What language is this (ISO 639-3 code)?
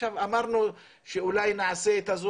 heb